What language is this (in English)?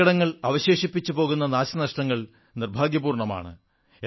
Malayalam